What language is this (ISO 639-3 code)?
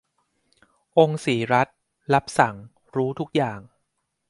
tha